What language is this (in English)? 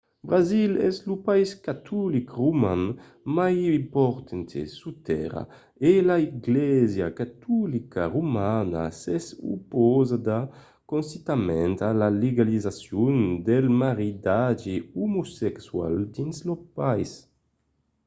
Occitan